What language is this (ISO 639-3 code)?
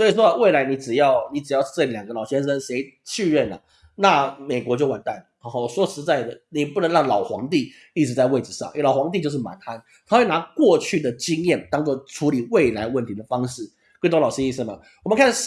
zho